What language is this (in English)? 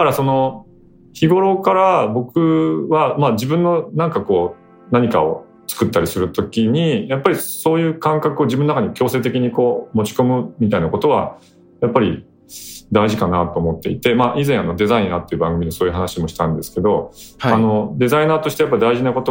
Japanese